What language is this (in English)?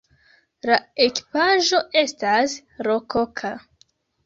Esperanto